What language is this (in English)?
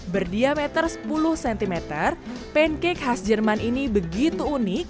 Indonesian